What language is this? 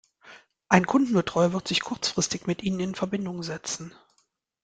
German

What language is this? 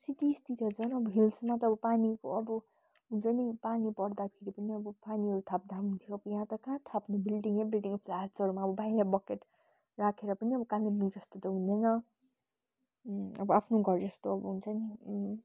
Nepali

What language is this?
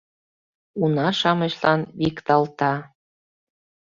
Mari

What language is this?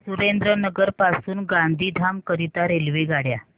Marathi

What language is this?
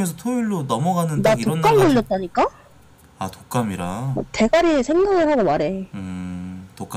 Korean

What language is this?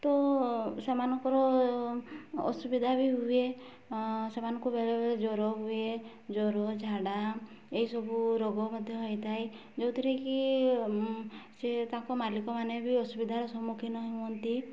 Odia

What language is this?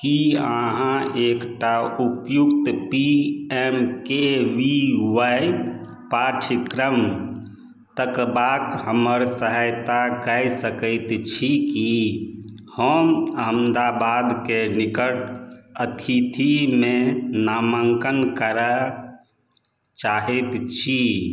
Maithili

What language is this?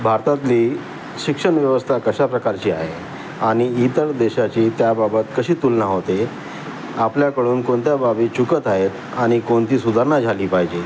Marathi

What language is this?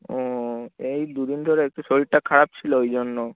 Bangla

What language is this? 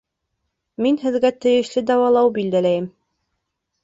Bashkir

